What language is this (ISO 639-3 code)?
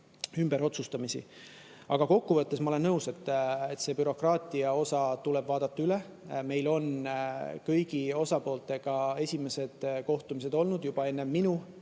est